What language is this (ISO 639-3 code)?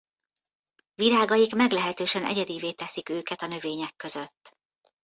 hun